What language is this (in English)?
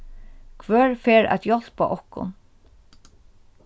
Faroese